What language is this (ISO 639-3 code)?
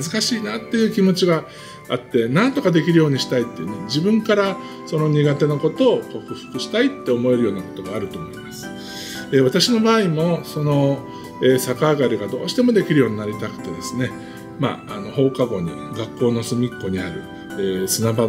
jpn